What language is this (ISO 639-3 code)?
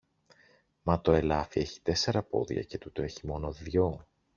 ell